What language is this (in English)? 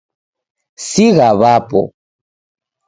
Taita